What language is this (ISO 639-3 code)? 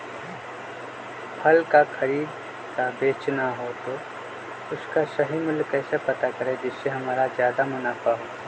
mag